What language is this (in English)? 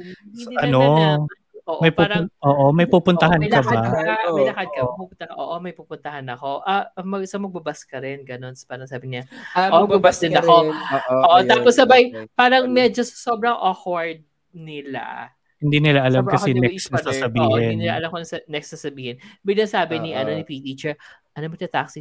Filipino